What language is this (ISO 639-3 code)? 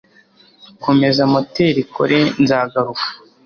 kin